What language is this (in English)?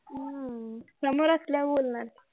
Marathi